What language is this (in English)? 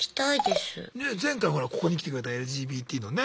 Japanese